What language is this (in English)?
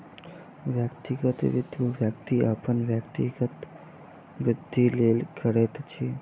Maithili